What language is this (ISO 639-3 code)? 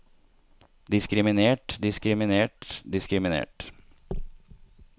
nor